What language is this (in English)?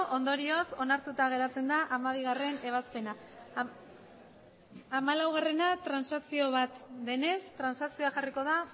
Basque